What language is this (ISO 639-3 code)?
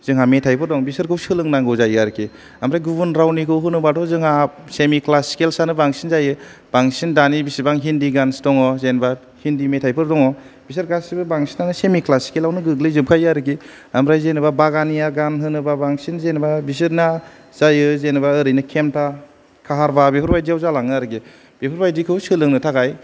brx